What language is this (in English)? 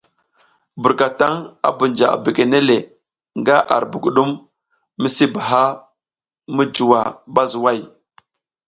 South Giziga